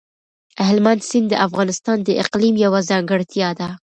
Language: Pashto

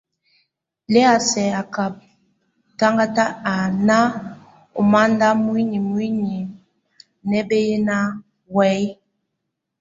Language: Tunen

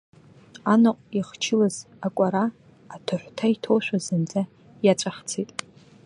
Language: Abkhazian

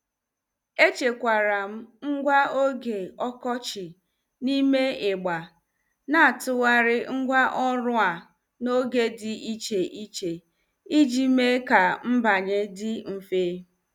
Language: Igbo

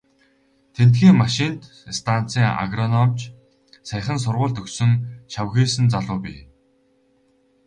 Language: Mongolian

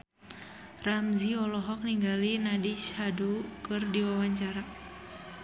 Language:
Sundanese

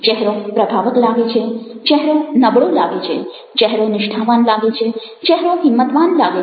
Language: Gujarati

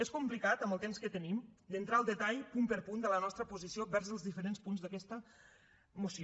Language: Catalan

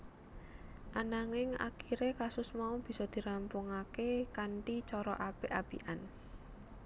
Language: Javanese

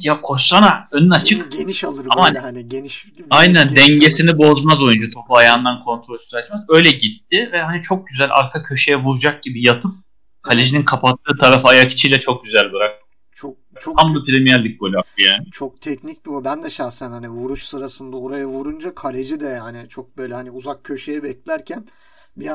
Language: Turkish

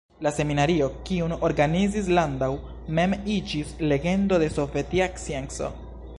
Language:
Esperanto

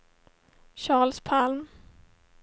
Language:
Swedish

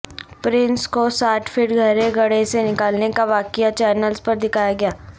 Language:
Urdu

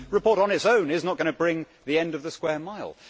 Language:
English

